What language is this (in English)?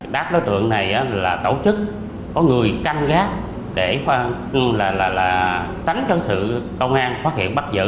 Vietnamese